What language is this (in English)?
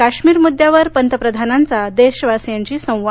Marathi